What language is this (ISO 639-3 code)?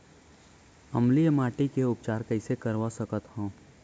hne